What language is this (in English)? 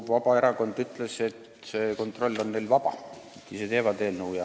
Estonian